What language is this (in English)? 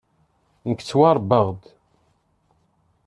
Kabyle